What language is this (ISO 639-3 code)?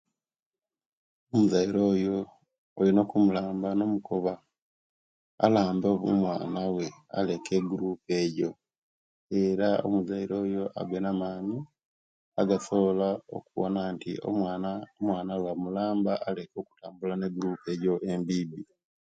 lke